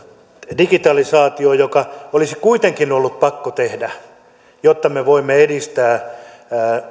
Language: Finnish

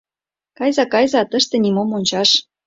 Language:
Mari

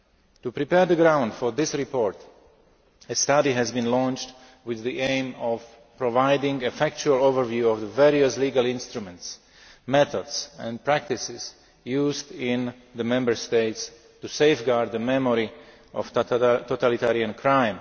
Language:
English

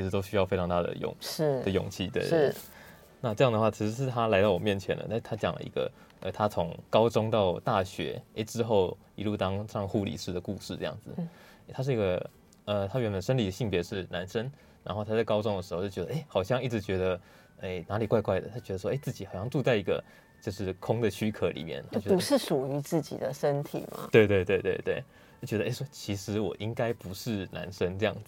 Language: Chinese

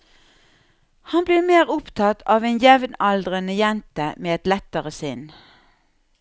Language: Norwegian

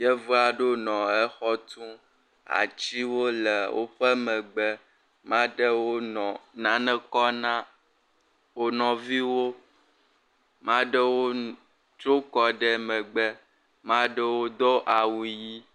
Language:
Ewe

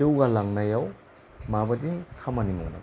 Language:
Bodo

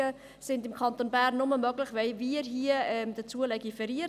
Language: Swiss German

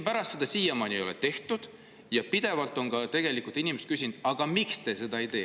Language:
Estonian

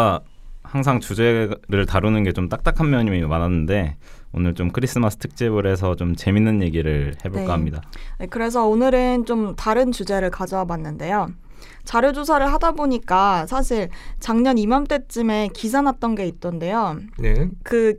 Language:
Korean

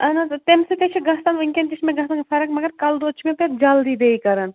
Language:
Kashmiri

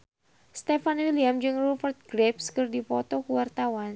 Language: Sundanese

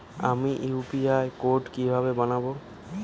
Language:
Bangla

